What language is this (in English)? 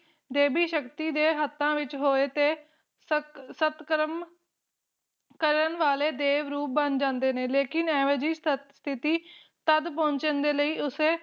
Punjabi